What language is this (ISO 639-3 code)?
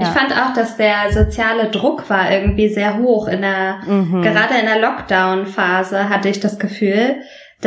deu